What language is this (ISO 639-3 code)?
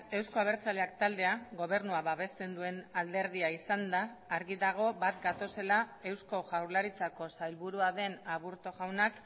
eus